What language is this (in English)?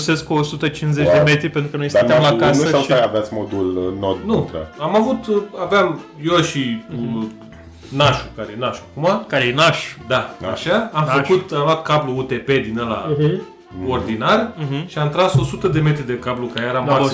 Romanian